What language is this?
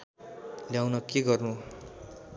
Nepali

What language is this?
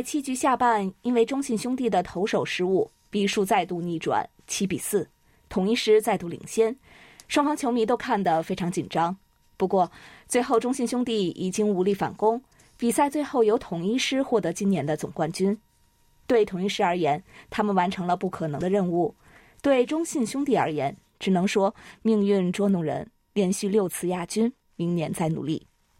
Chinese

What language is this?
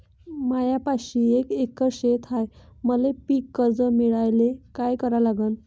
Marathi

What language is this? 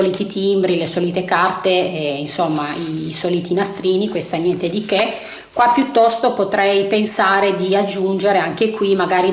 Italian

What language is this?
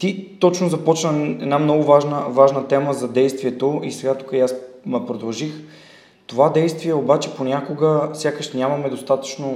Bulgarian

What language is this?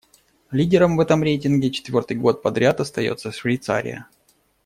Russian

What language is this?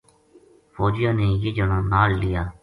Gujari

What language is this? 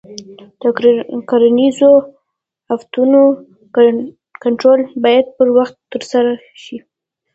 Pashto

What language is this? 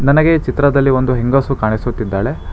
Kannada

